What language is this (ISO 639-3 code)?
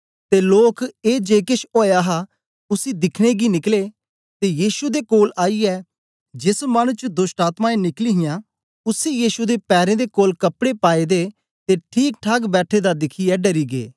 doi